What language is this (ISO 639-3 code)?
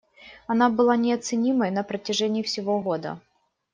rus